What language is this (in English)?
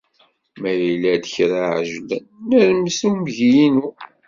Kabyle